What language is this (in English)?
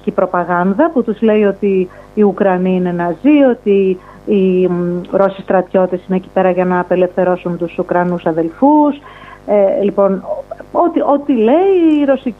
Greek